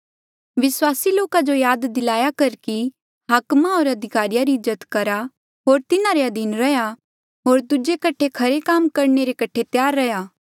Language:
Mandeali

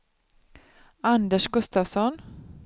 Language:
Swedish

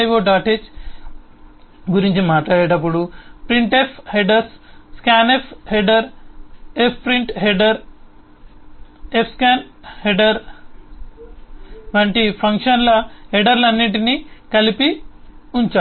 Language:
Telugu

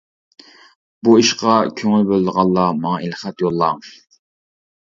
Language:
Uyghur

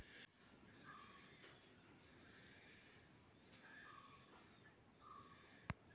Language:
Kannada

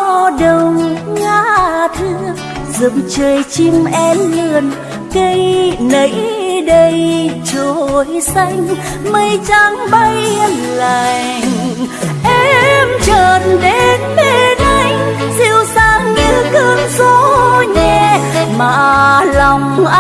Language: Vietnamese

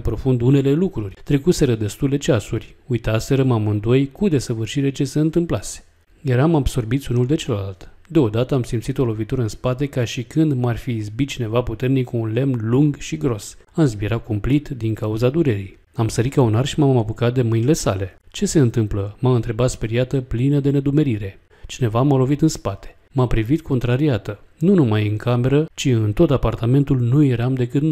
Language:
Romanian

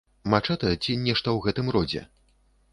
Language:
Belarusian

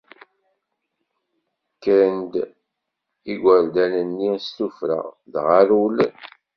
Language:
Kabyle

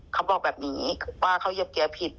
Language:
Thai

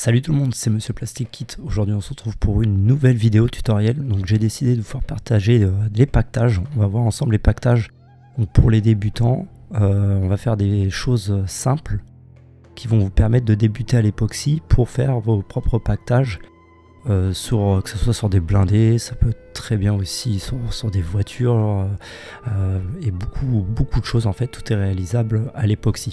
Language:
French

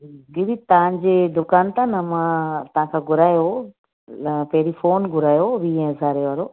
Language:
Sindhi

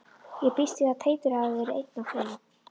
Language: Icelandic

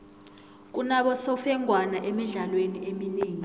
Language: South Ndebele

